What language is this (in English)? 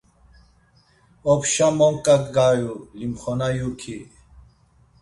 Laz